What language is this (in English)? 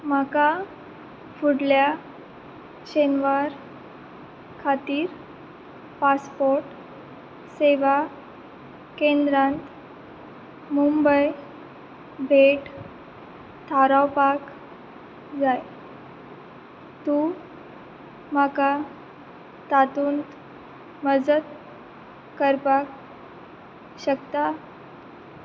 Konkani